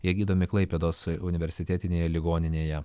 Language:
Lithuanian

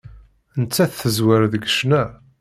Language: Kabyle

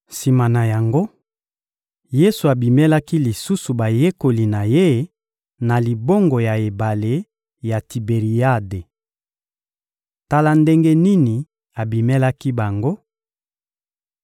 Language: Lingala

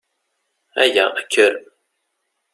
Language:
Kabyle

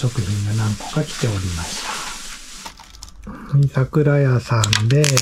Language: Japanese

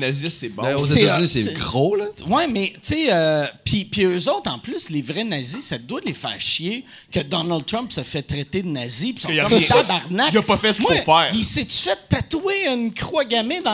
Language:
French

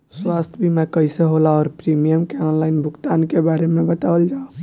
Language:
Bhojpuri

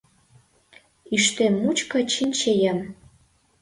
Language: Mari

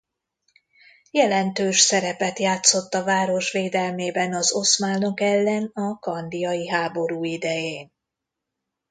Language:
Hungarian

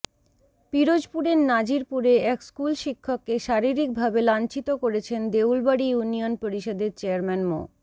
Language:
Bangla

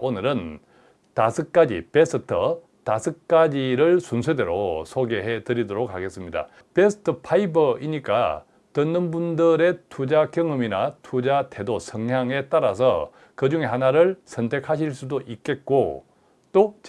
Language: Korean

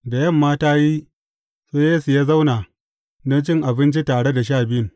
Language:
Hausa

